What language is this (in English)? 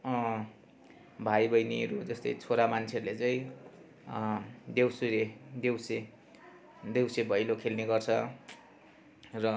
Nepali